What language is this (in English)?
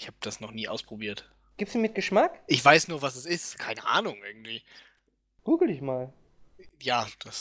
German